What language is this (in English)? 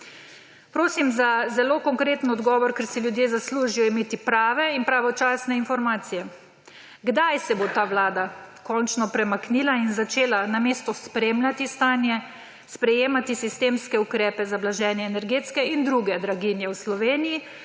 Slovenian